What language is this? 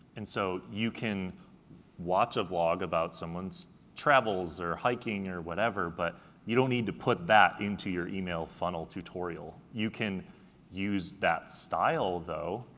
English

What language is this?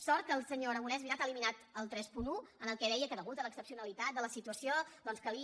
Catalan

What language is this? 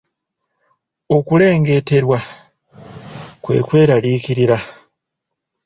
Ganda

